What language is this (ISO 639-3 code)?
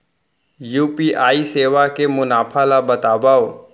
hne